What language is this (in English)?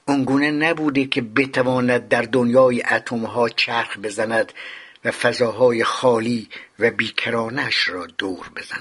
Persian